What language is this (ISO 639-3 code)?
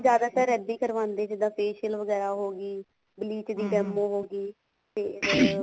pan